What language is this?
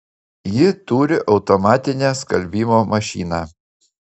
Lithuanian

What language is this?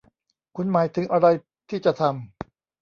Thai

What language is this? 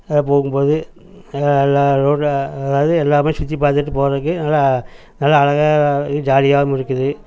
Tamil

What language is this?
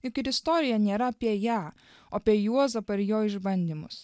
Lithuanian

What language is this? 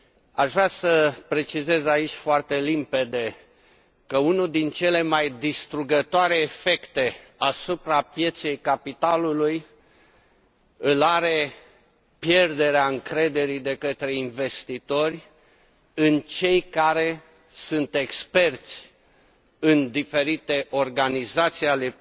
Romanian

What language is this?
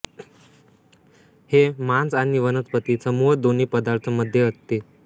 Marathi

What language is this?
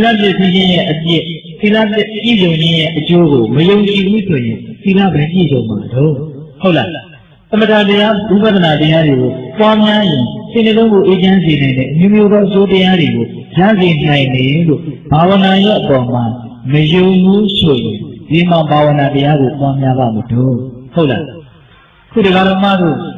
Vietnamese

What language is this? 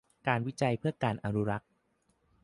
Thai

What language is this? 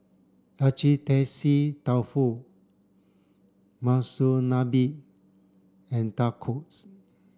English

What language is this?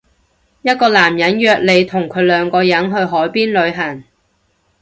Cantonese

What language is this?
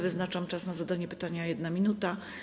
Polish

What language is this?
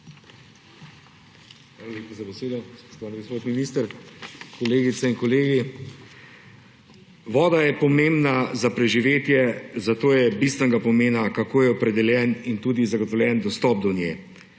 Slovenian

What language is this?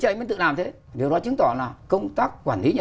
Vietnamese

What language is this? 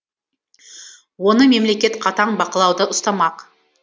Kazakh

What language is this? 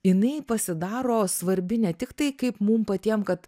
Lithuanian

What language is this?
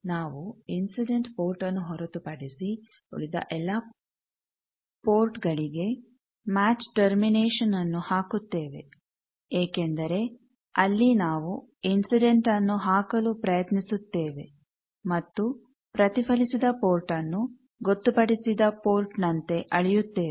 Kannada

